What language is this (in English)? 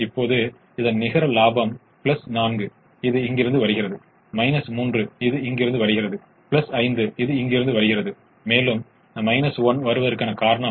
Tamil